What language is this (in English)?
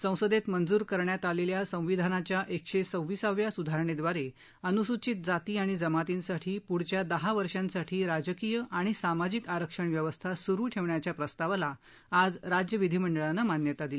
Marathi